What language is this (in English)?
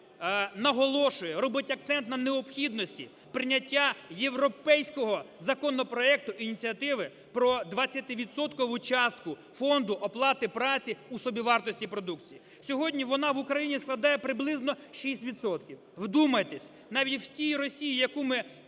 Ukrainian